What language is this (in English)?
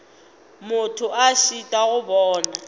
Northern Sotho